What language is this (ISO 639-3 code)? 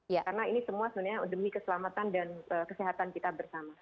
ind